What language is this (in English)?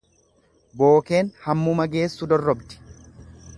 Oromo